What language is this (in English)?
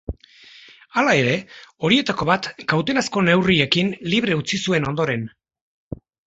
Basque